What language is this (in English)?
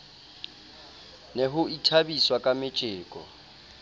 Southern Sotho